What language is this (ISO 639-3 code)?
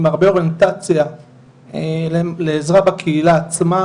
heb